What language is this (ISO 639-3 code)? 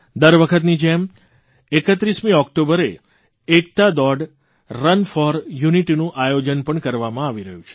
guj